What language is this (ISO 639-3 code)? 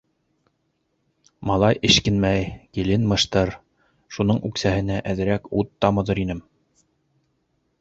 bak